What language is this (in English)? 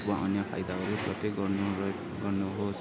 Nepali